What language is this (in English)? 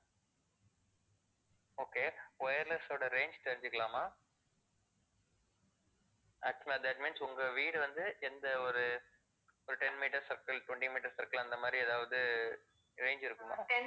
Tamil